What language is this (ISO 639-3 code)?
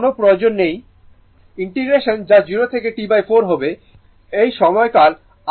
ben